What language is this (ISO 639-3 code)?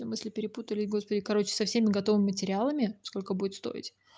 rus